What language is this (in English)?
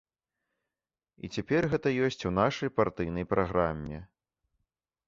Belarusian